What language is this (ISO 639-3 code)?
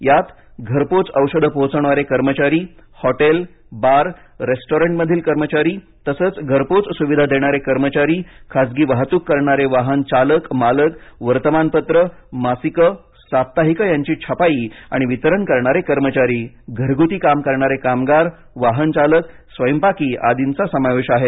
mar